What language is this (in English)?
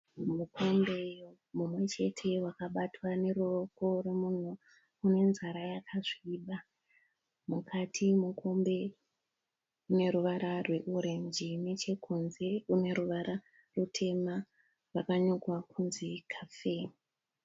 Shona